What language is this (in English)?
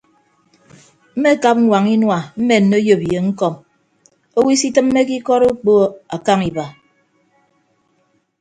Ibibio